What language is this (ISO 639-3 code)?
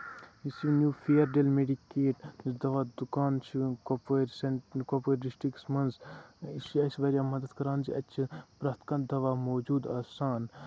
kas